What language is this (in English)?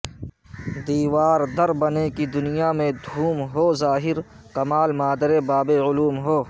Urdu